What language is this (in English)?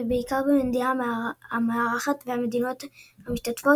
Hebrew